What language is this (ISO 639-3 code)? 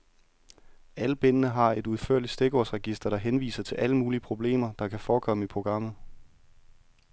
dan